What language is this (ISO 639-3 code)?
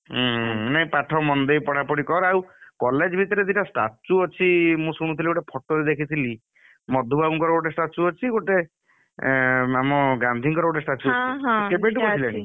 ori